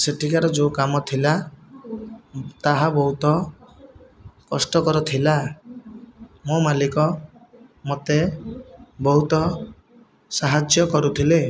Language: Odia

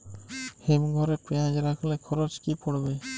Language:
Bangla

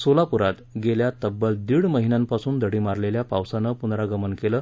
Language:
Marathi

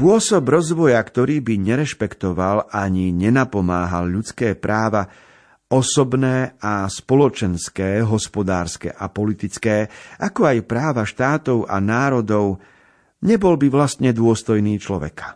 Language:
Slovak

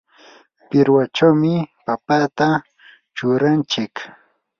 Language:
Yanahuanca Pasco Quechua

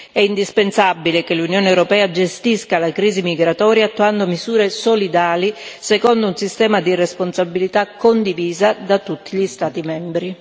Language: Italian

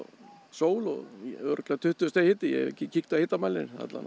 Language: Icelandic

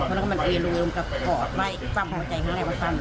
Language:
Thai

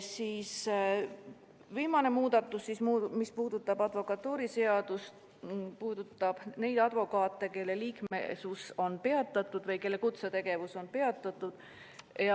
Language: Estonian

